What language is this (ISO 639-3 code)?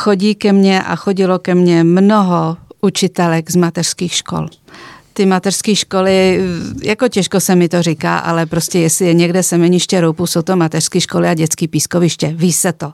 ces